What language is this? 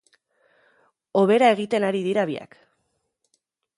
Basque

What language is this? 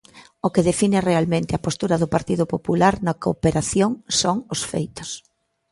Galician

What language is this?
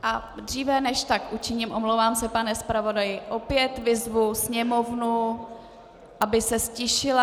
Czech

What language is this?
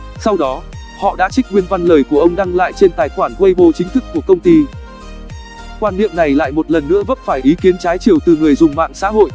Vietnamese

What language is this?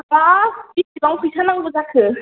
Bodo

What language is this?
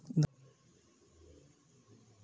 Chhattisgarhi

